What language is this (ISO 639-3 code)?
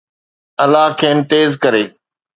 snd